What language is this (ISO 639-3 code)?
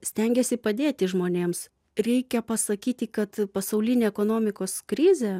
lit